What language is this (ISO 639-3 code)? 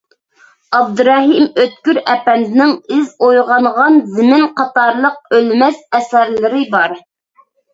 uig